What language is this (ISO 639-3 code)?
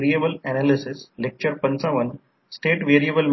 mar